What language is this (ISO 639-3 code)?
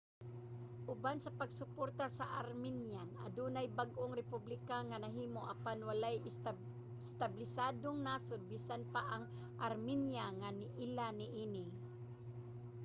ceb